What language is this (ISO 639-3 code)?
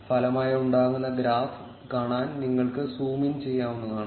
mal